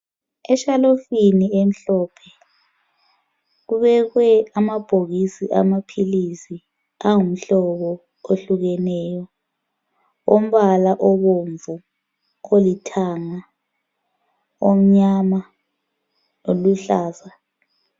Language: North Ndebele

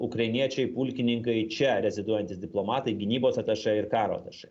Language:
Lithuanian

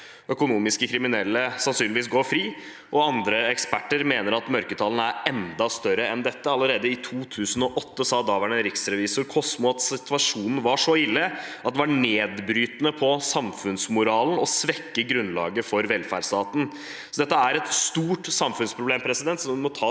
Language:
Norwegian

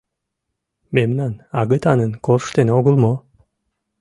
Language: Mari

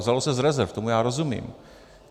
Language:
Czech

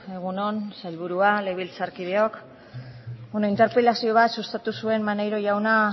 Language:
Basque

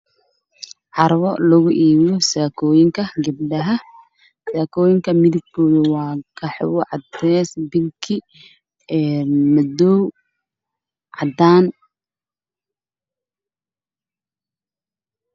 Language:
Somali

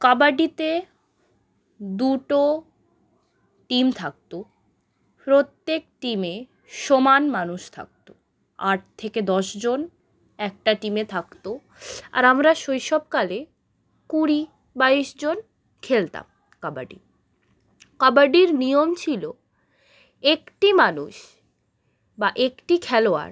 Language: Bangla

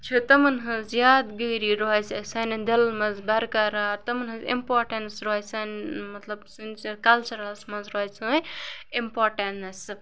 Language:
Kashmiri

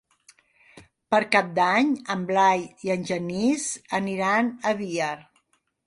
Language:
Catalan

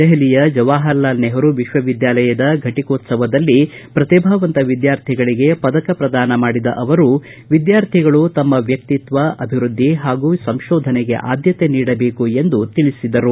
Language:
Kannada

